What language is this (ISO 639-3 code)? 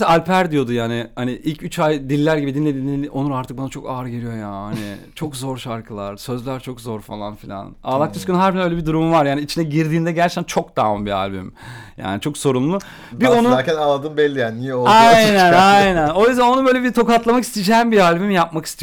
tur